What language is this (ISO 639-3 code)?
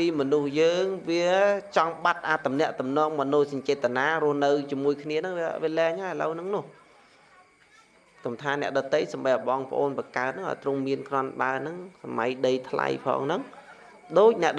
vie